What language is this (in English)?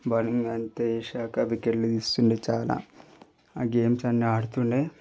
Telugu